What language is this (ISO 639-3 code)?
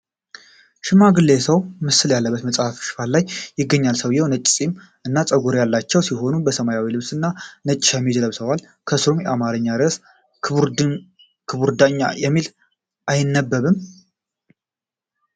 amh